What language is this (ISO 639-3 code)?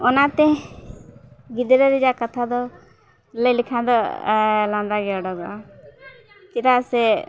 sat